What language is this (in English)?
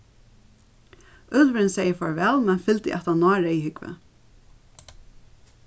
Faroese